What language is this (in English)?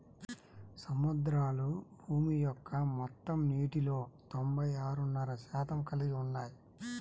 Telugu